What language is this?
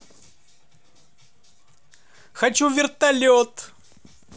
Russian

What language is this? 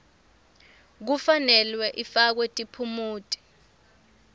Swati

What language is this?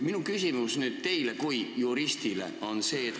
Estonian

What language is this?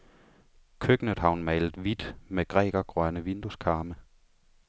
Danish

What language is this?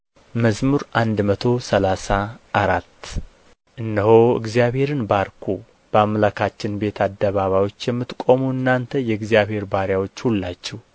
Amharic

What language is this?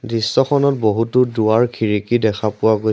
Assamese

